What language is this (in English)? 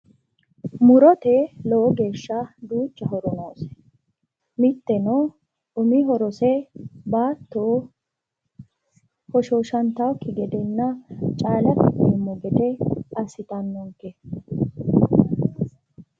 Sidamo